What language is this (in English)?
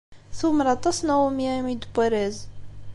Kabyle